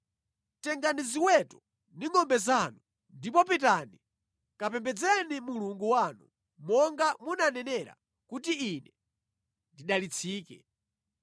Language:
Nyanja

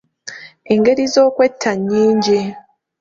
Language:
Ganda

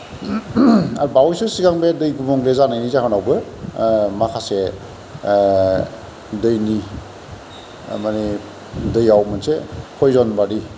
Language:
Bodo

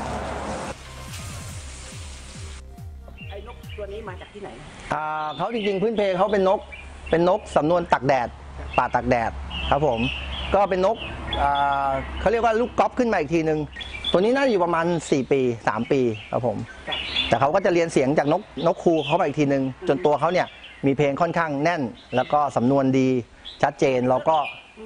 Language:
Thai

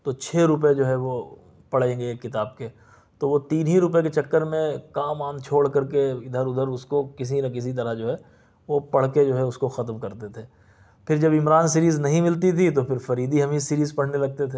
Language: Urdu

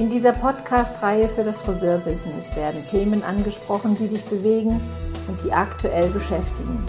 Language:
German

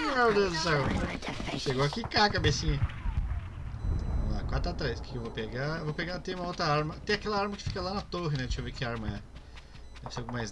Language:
Portuguese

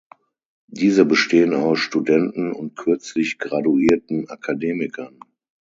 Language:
German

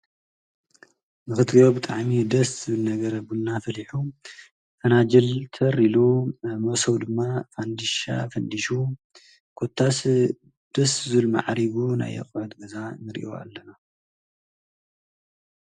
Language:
Tigrinya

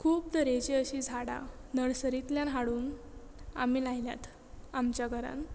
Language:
Konkani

